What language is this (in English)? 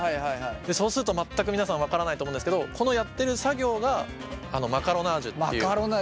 Japanese